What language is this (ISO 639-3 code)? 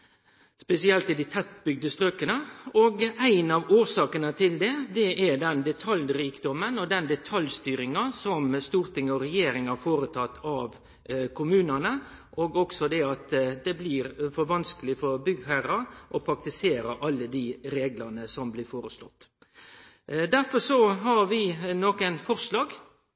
nno